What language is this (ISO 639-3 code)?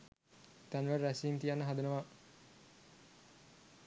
sin